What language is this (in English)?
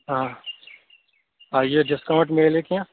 Kashmiri